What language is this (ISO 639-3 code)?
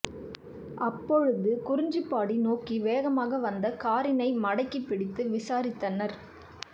tam